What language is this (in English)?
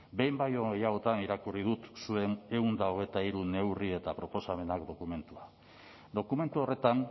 Basque